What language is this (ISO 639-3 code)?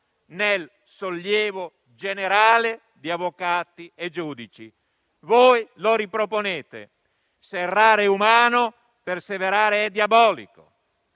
ita